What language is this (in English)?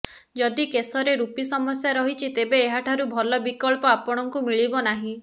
Odia